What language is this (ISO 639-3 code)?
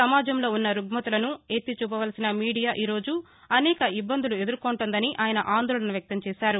tel